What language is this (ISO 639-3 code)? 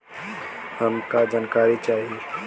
bho